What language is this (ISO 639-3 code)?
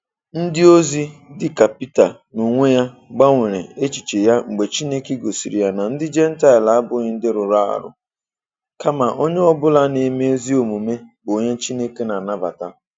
ibo